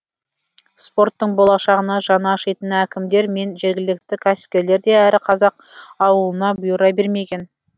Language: Kazakh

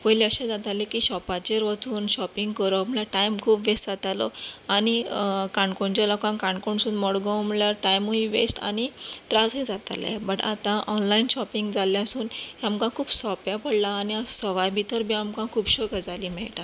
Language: Konkani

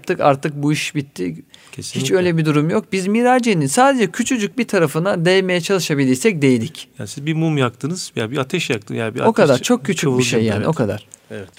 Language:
Turkish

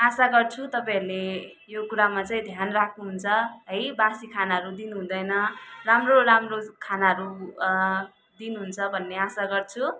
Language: Nepali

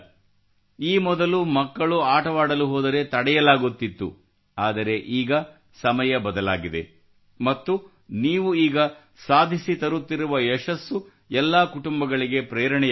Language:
Kannada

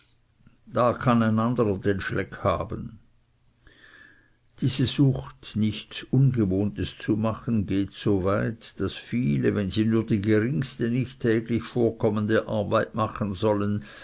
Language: German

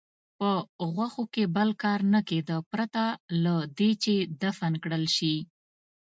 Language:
Pashto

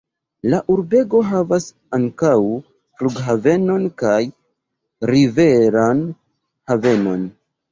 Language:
Esperanto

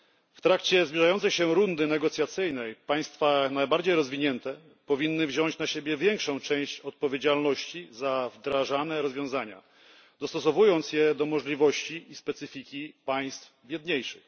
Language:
Polish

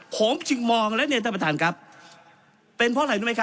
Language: Thai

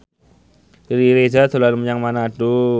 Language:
Javanese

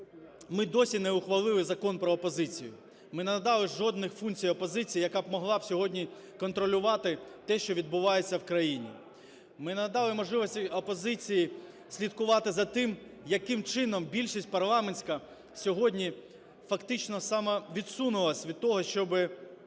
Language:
Ukrainian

